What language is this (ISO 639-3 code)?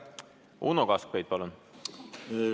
est